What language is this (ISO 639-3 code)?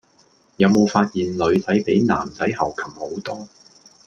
yue